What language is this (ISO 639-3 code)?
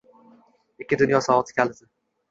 uzb